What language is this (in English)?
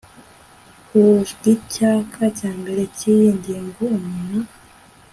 Kinyarwanda